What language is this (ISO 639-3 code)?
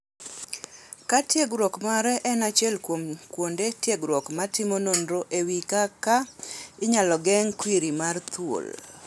luo